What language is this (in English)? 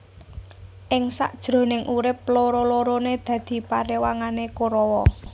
Javanese